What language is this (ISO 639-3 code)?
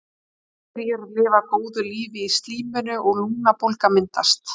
isl